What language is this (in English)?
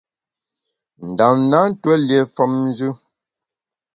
Bamun